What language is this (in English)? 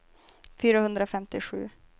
Swedish